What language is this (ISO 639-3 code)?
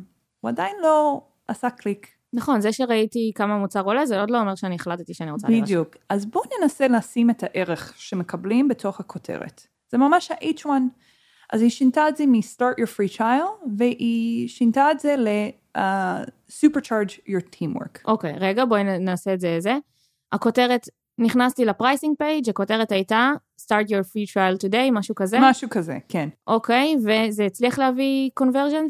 heb